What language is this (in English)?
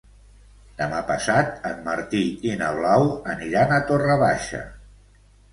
Catalan